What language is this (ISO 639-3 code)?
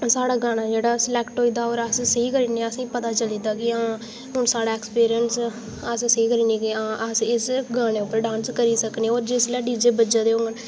doi